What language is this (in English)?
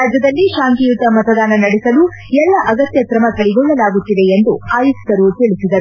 Kannada